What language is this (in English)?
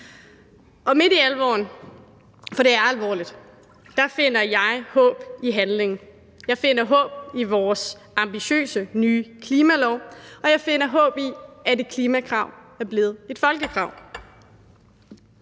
Danish